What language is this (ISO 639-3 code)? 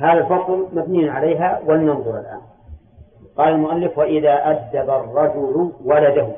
ara